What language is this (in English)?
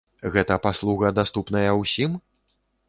Belarusian